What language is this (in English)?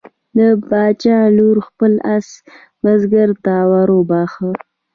Pashto